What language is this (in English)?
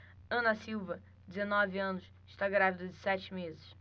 Portuguese